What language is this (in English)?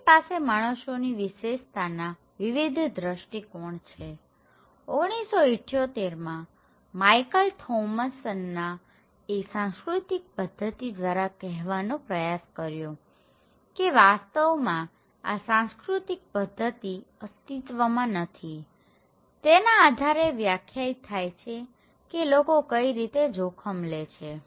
Gujarati